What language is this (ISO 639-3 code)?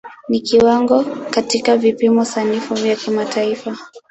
swa